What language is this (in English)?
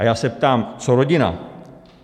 Czech